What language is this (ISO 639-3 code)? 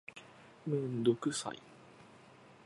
jpn